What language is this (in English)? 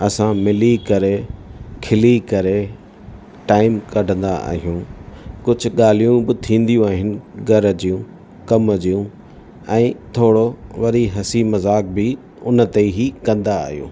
Sindhi